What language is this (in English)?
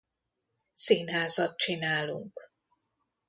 Hungarian